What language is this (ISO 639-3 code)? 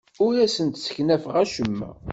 kab